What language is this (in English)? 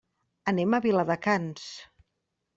Catalan